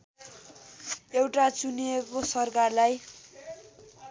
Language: Nepali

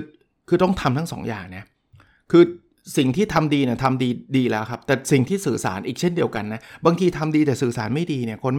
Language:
Thai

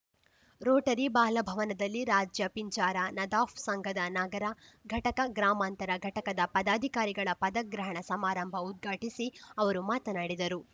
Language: Kannada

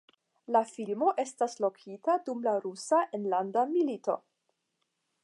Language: Esperanto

